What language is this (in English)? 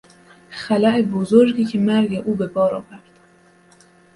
Persian